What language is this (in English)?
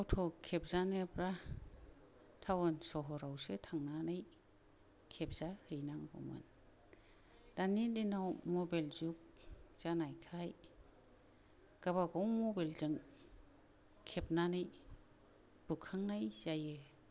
Bodo